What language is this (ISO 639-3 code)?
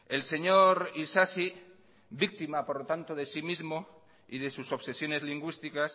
spa